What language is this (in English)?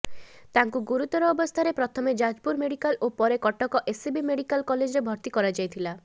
Odia